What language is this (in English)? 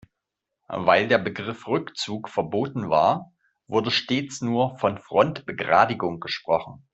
German